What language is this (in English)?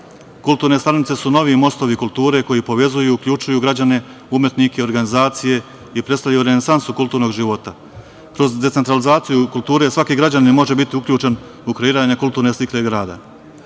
Serbian